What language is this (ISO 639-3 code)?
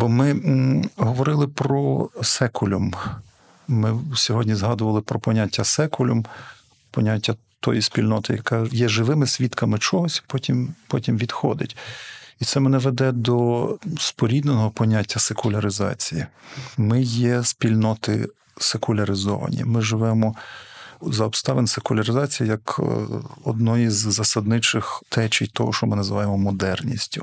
ukr